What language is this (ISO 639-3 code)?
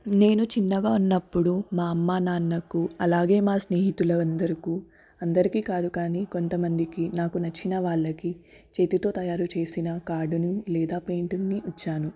tel